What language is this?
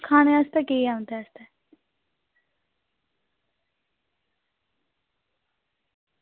Dogri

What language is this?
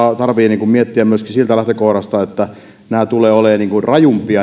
Finnish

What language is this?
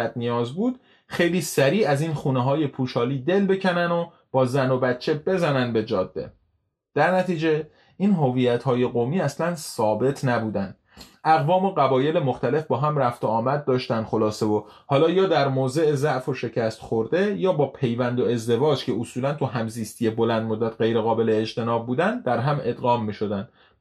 Persian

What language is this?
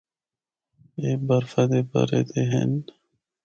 Northern Hindko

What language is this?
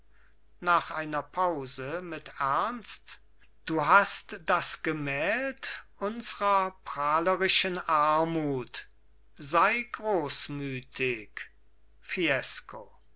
German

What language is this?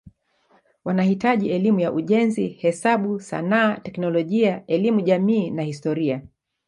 Swahili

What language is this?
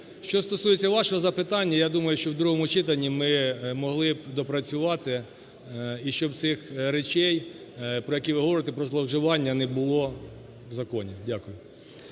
Ukrainian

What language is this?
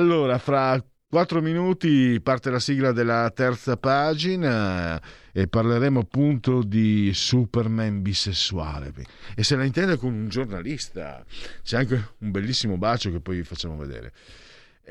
Italian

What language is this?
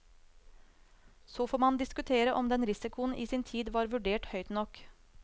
Norwegian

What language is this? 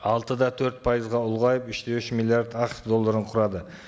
Kazakh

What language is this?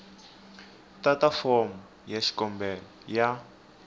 Tsonga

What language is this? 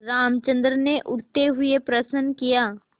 Hindi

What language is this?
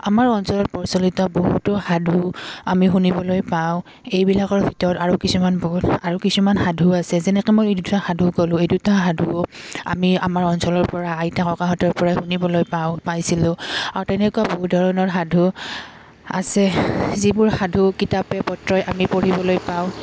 Assamese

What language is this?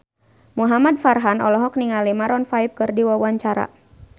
Sundanese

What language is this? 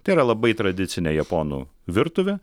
Lithuanian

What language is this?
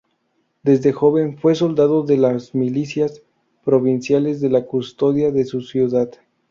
Spanish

